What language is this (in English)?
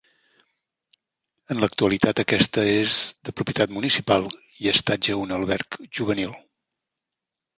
Catalan